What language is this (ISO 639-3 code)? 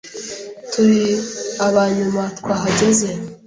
kin